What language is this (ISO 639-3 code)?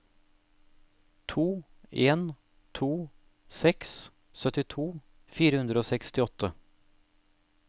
nor